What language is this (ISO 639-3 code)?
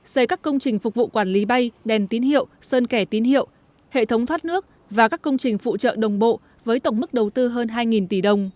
vie